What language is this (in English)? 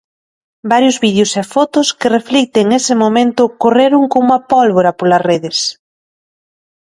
Galician